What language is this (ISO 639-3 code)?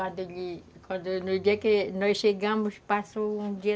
por